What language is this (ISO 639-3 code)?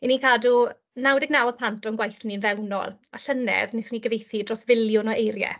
cym